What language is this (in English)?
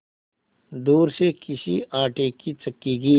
Hindi